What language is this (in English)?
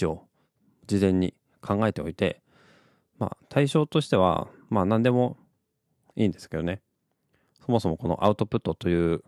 Japanese